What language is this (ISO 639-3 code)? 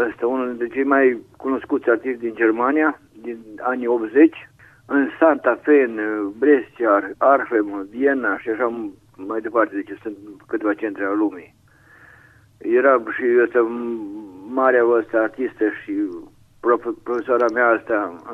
ron